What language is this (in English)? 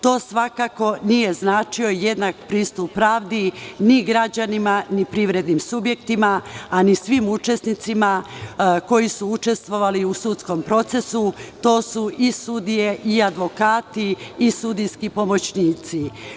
Serbian